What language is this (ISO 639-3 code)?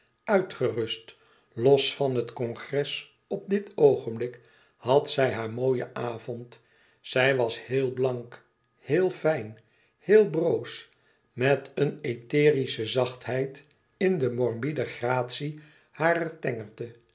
nld